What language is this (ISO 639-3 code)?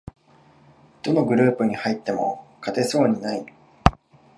jpn